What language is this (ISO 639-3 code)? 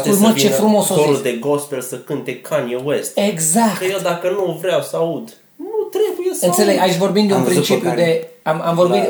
ron